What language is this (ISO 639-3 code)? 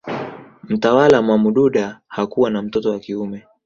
swa